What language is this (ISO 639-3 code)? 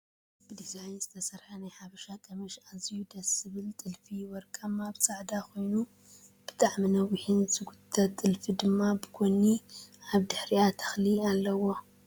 tir